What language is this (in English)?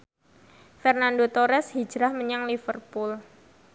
Javanese